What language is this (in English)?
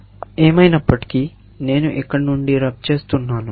Telugu